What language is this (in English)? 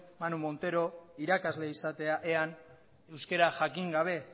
Basque